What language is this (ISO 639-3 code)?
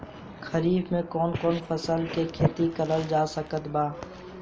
bho